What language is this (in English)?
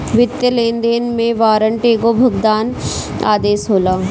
Bhojpuri